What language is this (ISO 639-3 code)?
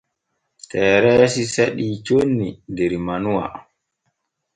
fue